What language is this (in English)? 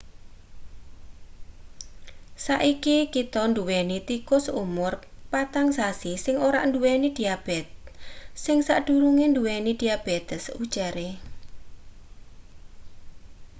Javanese